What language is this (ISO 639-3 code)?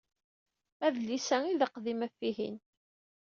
kab